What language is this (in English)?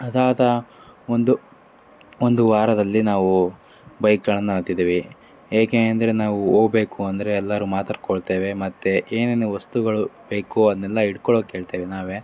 Kannada